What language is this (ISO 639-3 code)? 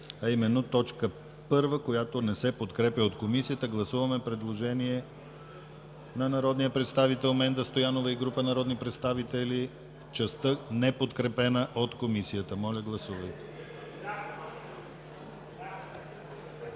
bul